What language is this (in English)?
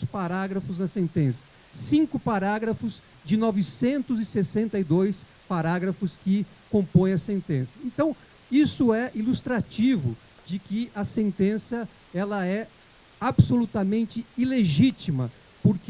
Portuguese